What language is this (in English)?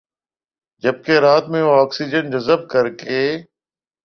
Urdu